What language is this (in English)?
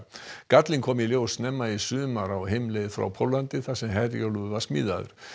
Icelandic